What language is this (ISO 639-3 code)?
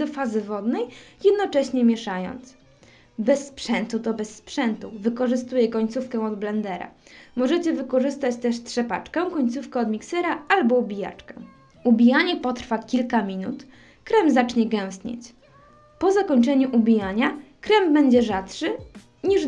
pol